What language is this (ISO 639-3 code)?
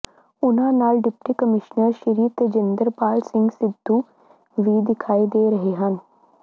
pan